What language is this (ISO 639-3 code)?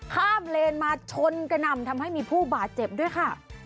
tha